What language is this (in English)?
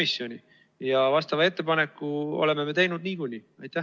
Estonian